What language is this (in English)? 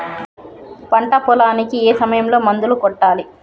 Telugu